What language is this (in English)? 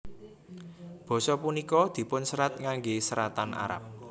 Javanese